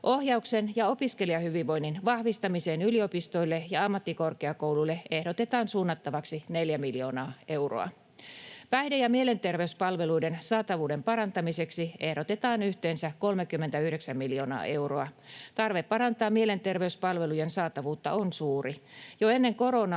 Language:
Finnish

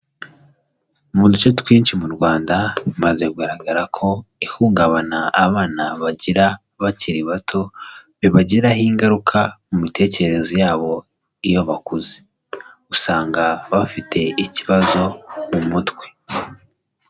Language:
Kinyarwanda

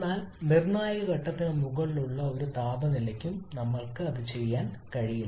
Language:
Malayalam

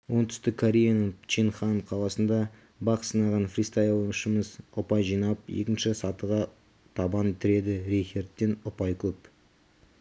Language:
Kazakh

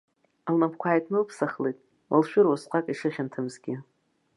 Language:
Abkhazian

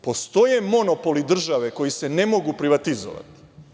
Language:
Serbian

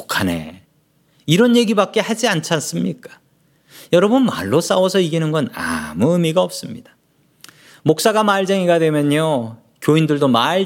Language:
Korean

